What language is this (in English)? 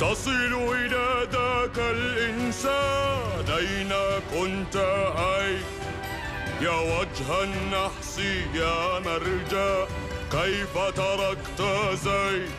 Arabic